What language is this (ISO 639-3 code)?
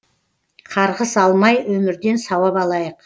kaz